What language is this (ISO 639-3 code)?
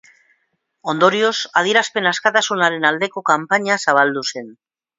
eus